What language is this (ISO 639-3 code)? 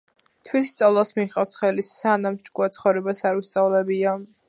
kat